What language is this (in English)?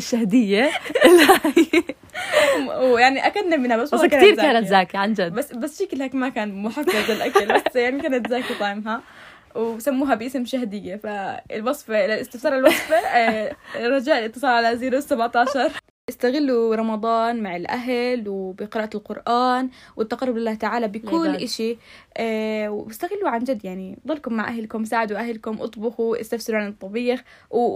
Arabic